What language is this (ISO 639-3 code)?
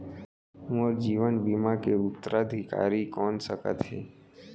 hne